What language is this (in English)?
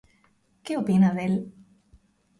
Galician